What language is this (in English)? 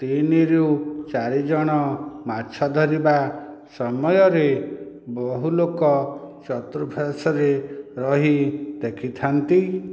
Odia